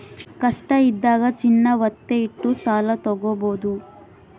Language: Kannada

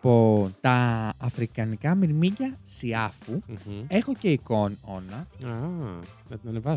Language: Greek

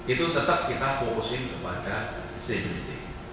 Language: Indonesian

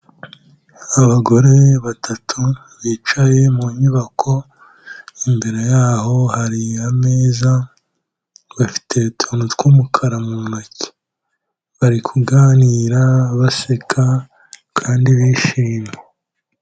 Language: Kinyarwanda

